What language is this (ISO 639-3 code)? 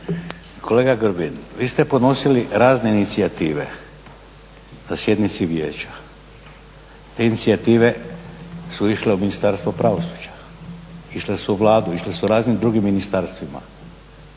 hrv